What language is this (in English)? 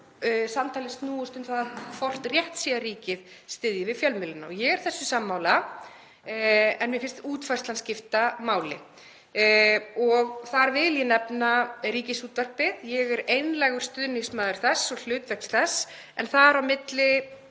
Icelandic